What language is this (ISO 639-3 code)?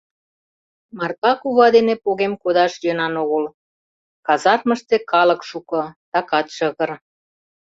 chm